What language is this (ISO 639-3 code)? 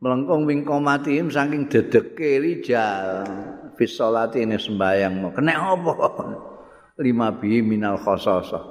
ind